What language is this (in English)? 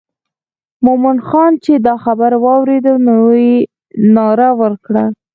Pashto